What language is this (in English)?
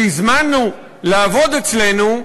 Hebrew